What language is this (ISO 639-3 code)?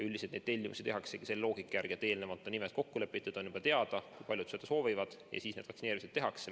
est